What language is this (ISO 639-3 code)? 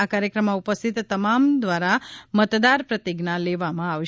guj